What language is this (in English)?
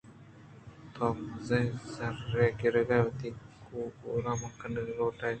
Eastern Balochi